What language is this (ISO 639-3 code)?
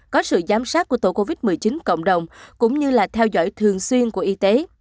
vie